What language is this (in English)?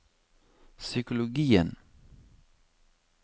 Norwegian